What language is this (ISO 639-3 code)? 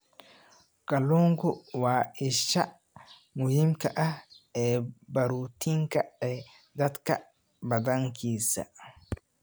som